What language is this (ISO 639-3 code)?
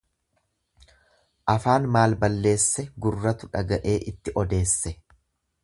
orm